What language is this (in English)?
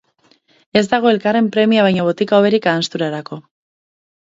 Basque